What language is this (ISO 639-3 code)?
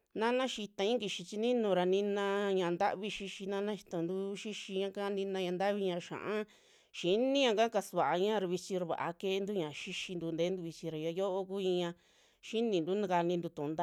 jmx